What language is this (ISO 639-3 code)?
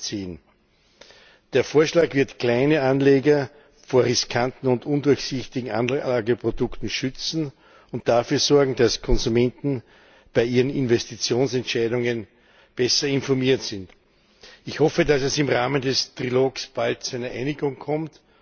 deu